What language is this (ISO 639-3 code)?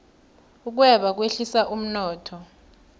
nbl